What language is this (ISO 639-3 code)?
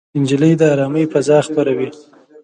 pus